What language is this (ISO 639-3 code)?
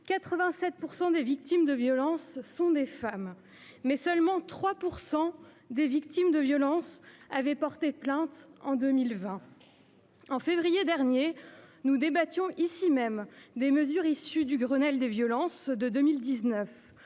fra